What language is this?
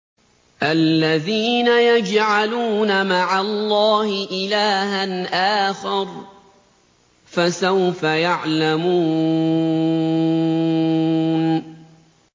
Arabic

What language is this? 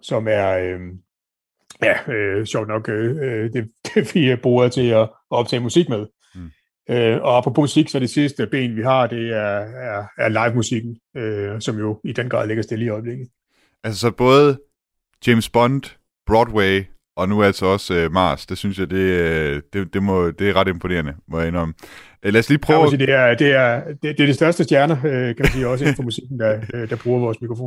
Danish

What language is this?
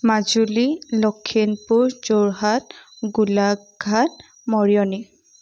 Assamese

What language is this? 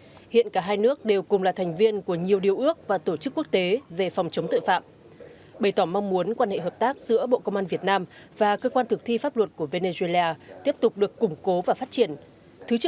Vietnamese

